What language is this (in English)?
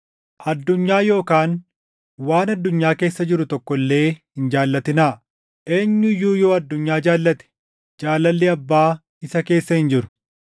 Oromo